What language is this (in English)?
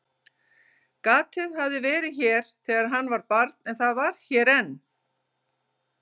Icelandic